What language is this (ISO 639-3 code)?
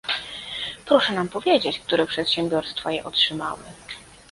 pol